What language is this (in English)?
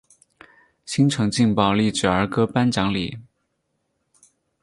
Chinese